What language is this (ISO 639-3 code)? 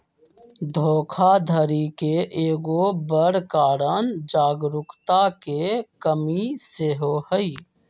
mag